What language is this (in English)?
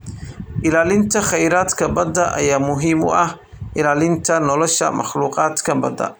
Somali